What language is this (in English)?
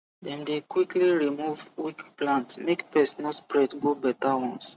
Nigerian Pidgin